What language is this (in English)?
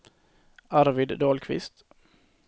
Swedish